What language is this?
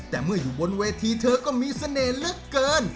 Thai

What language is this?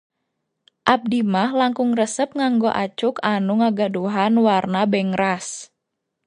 Sundanese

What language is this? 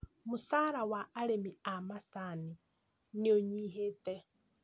Kikuyu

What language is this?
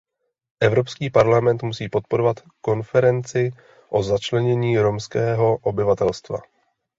Czech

